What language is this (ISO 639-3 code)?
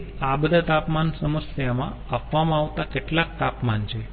guj